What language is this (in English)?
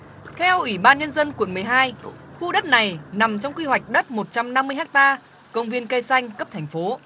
Vietnamese